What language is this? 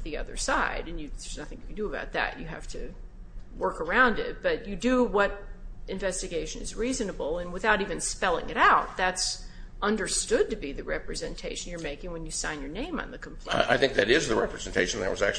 English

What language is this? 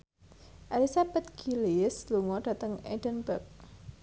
Javanese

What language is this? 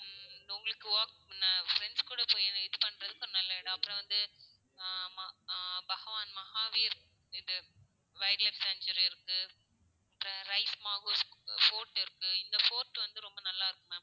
Tamil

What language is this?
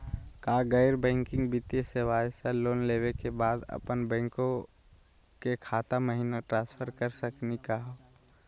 Magahi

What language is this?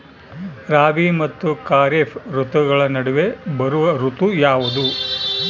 Kannada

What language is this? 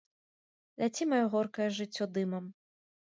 Belarusian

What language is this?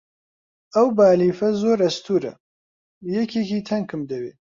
Central Kurdish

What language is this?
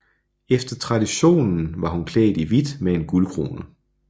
Danish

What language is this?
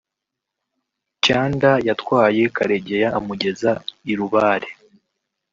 Kinyarwanda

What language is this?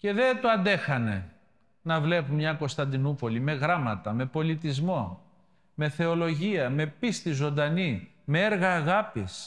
Greek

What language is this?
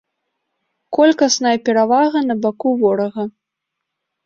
Belarusian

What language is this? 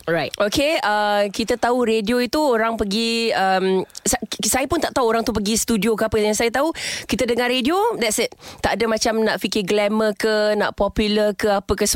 Malay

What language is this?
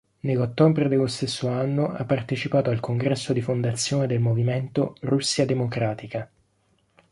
Italian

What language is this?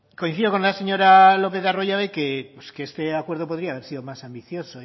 Spanish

